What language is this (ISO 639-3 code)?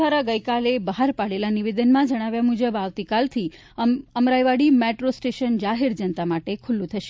guj